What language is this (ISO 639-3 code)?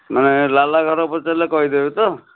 ori